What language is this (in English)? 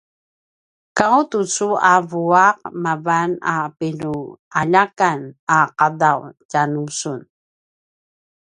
Paiwan